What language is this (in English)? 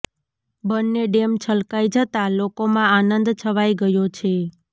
Gujarati